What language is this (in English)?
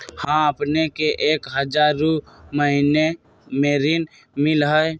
Magahi